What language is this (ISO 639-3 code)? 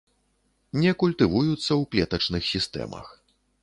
bel